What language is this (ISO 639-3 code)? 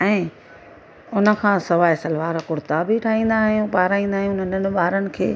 snd